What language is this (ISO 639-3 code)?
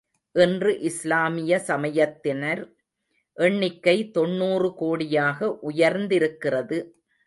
tam